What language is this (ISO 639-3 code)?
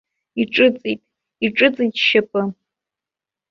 abk